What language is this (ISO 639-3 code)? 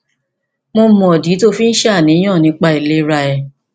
yor